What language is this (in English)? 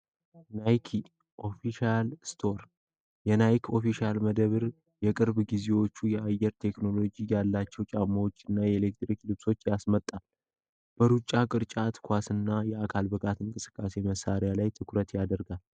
Amharic